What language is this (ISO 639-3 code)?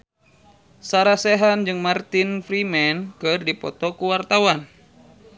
sun